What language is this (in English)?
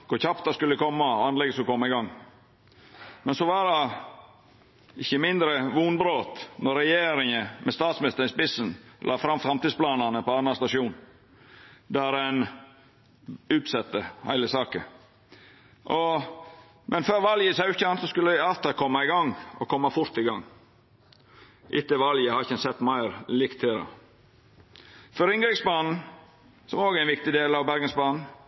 Norwegian Nynorsk